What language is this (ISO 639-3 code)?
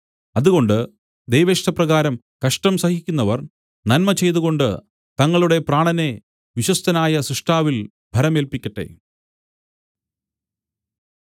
mal